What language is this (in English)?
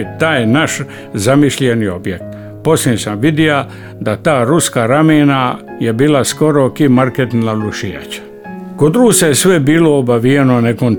Croatian